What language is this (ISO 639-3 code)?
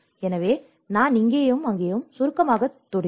tam